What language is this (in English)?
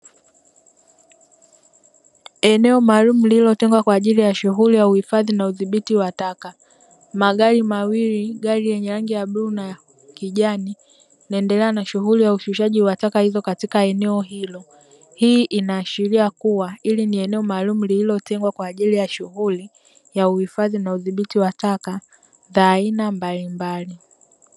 Swahili